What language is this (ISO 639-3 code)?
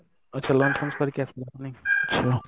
ori